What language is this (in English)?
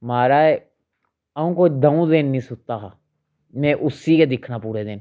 Dogri